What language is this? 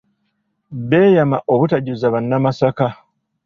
Ganda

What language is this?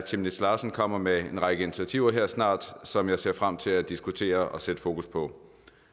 Danish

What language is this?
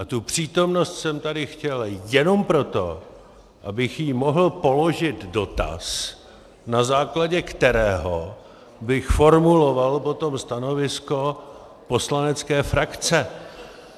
Czech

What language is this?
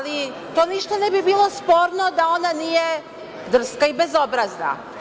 Serbian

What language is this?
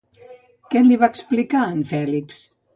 Catalan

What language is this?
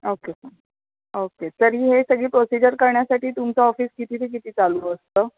Marathi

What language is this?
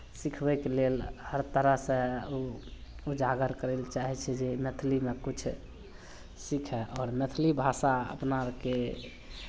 Maithili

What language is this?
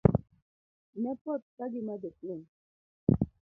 Luo (Kenya and Tanzania)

